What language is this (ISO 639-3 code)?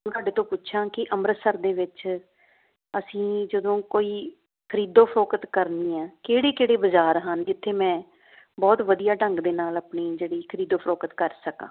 pan